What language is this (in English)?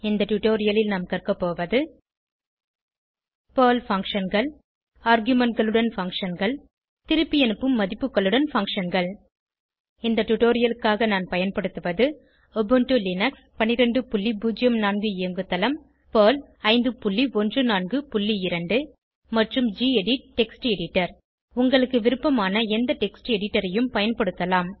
Tamil